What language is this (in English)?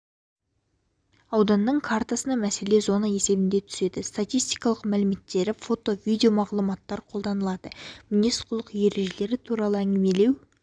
Kazakh